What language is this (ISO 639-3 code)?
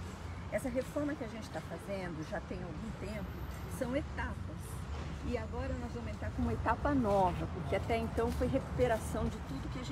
por